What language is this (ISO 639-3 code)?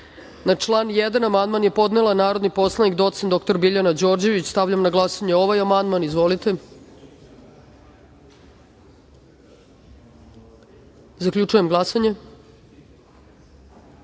srp